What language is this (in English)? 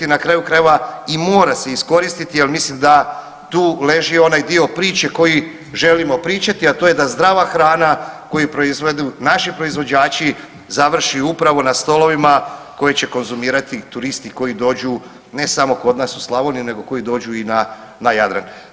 Croatian